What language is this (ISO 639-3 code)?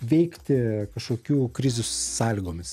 lit